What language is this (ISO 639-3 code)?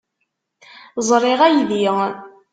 kab